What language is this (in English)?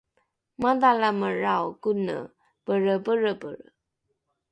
Rukai